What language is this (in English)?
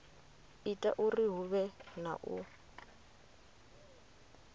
Venda